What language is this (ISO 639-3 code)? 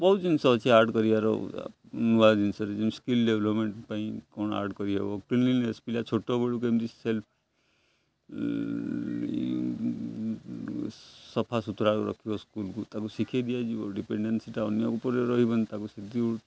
ori